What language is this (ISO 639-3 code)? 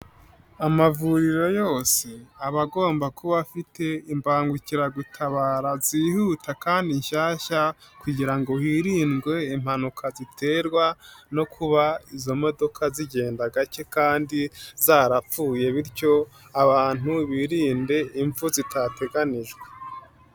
kin